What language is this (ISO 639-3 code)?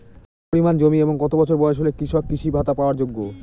ben